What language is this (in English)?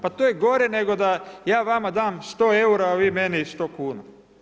Croatian